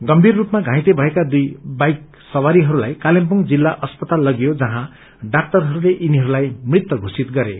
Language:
Nepali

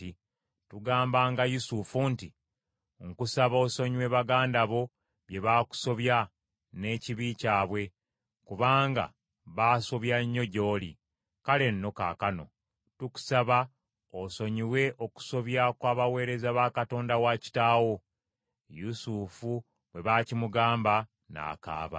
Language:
Ganda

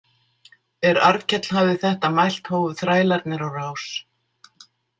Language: Icelandic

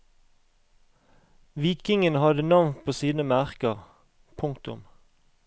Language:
Norwegian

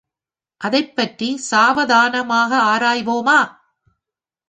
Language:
Tamil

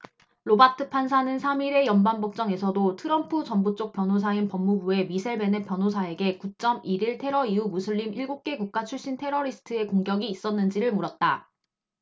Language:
Korean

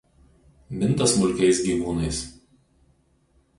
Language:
Lithuanian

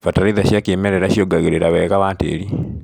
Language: Kikuyu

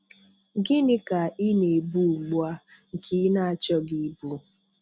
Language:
Igbo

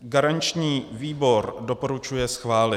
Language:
Czech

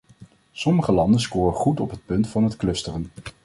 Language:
Dutch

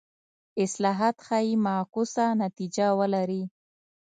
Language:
Pashto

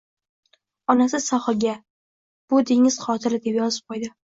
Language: Uzbek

